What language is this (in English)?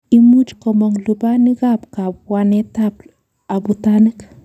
Kalenjin